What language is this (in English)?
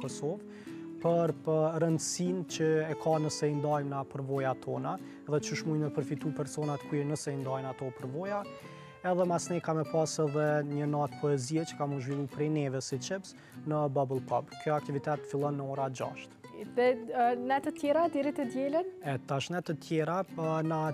Romanian